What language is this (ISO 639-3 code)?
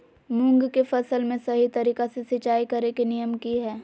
mag